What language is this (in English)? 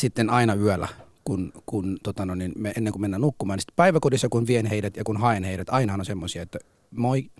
Finnish